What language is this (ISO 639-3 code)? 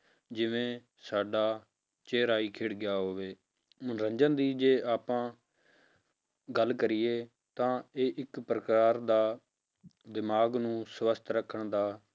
pan